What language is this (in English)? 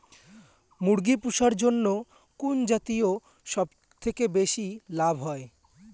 Bangla